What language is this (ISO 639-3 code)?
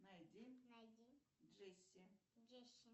rus